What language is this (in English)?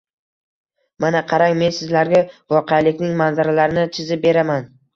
Uzbek